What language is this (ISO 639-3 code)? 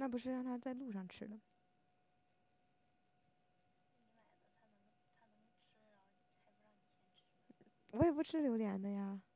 zho